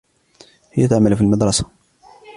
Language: Arabic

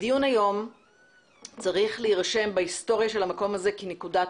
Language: Hebrew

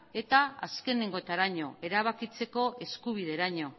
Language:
Basque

